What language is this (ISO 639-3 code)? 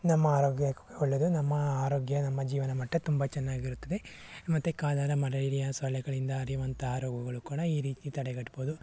kan